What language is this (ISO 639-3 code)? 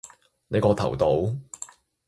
yue